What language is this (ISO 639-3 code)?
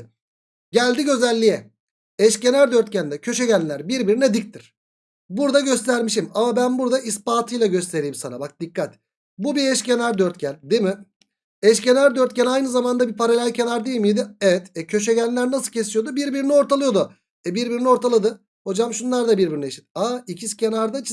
tur